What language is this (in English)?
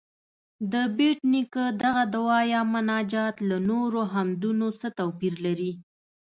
Pashto